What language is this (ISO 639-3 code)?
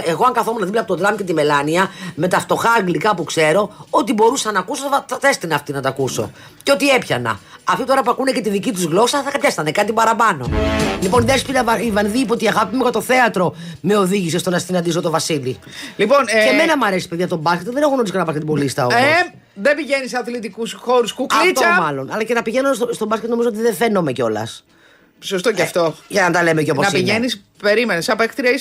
ell